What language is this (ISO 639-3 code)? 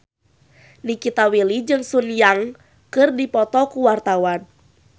sun